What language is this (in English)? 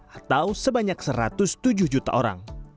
Indonesian